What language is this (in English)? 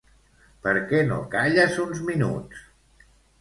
Catalan